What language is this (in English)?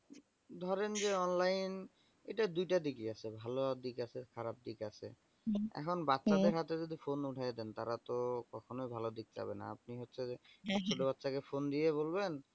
Bangla